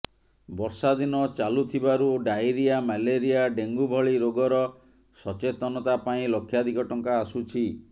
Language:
Odia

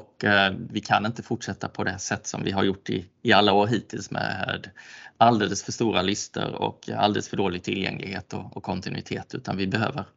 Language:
Swedish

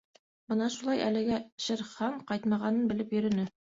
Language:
Bashkir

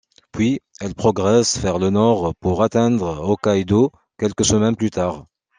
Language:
French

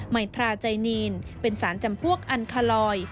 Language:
Thai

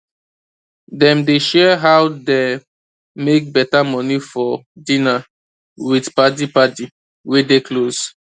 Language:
Nigerian Pidgin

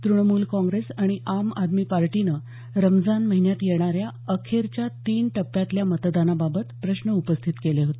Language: Marathi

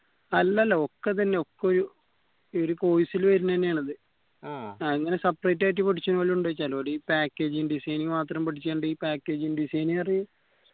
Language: Malayalam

